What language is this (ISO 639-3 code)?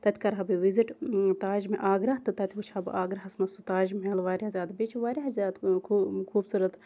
kas